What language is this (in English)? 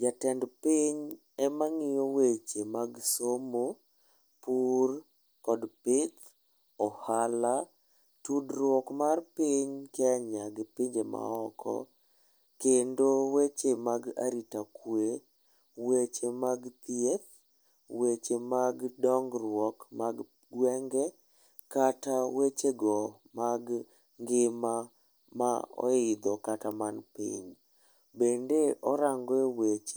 Luo (Kenya and Tanzania)